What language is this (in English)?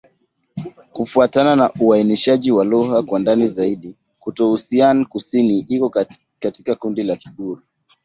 Swahili